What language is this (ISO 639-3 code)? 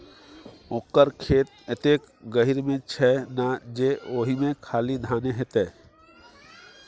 mai